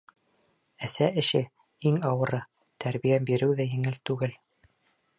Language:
Bashkir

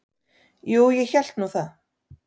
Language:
Icelandic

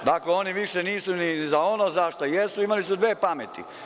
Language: Serbian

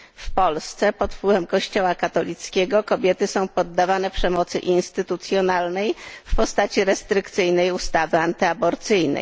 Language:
Polish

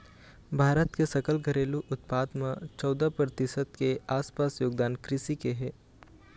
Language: Chhattisgarhi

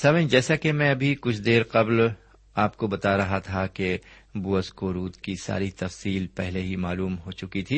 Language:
Urdu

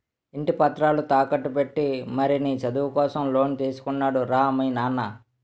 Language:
Telugu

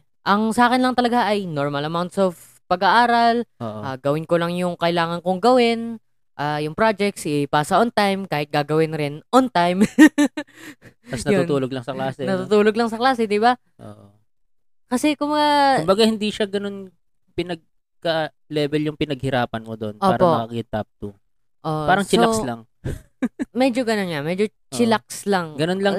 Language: Filipino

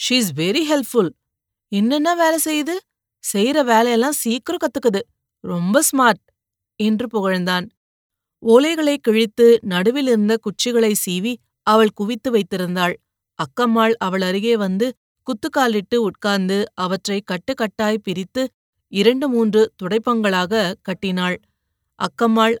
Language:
Tamil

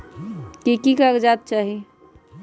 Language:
Magahi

